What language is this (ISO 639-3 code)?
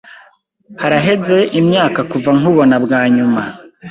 kin